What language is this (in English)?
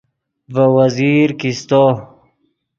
Yidgha